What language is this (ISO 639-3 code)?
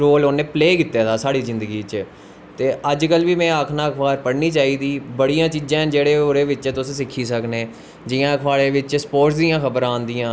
doi